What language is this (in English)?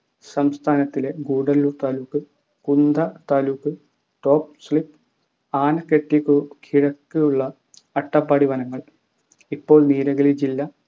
Malayalam